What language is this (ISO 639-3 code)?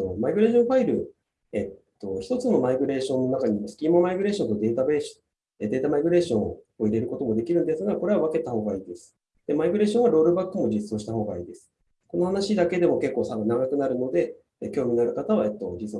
jpn